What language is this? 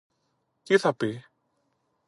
Greek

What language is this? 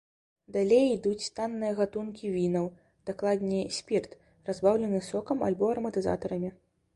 Belarusian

